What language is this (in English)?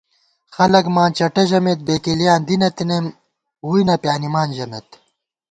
Gawar-Bati